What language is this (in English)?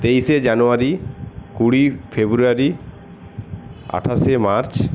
Bangla